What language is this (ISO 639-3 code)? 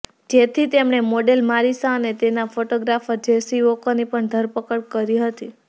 guj